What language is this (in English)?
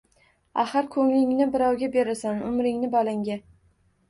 Uzbek